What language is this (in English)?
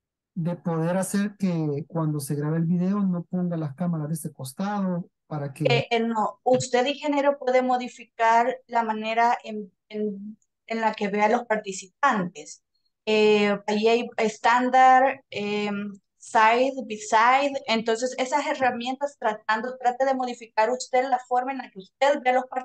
Spanish